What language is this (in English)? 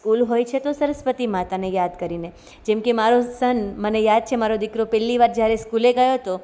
Gujarati